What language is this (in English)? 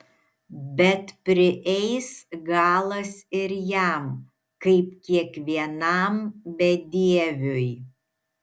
Lithuanian